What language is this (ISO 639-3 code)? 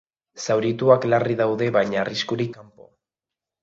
eus